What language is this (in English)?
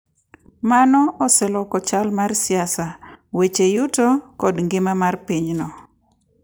Luo (Kenya and Tanzania)